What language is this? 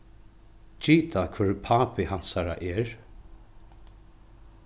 Faroese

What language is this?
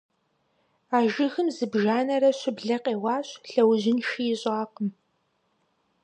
Kabardian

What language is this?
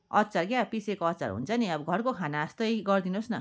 Nepali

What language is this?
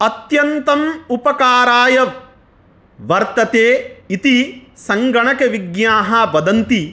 Sanskrit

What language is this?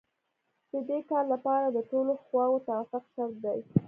Pashto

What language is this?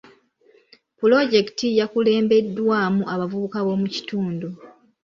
Ganda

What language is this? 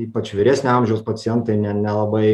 Lithuanian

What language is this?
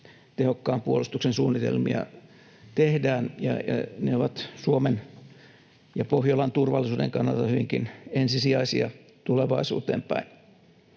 Finnish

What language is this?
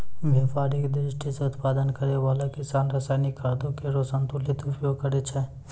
Maithili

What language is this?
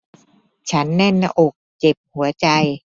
Thai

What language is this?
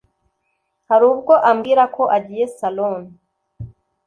Kinyarwanda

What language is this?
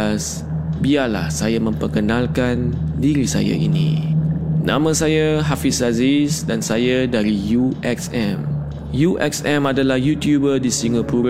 Malay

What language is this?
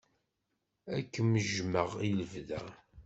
Kabyle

